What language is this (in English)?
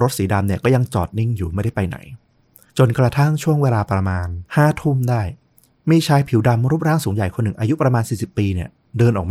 Thai